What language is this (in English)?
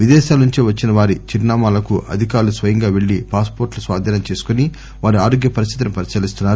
Telugu